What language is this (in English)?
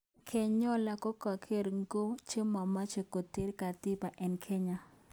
Kalenjin